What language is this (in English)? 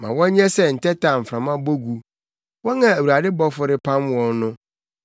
Akan